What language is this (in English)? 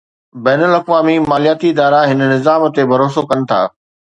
Sindhi